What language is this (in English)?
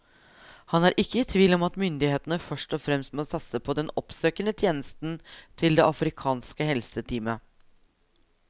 Norwegian